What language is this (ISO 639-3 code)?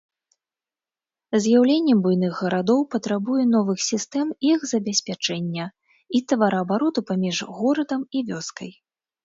bel